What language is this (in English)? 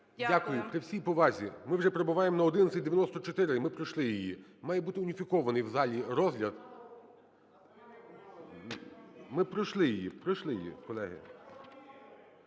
Ukrainian